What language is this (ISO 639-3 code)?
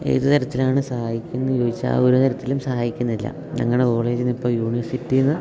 mal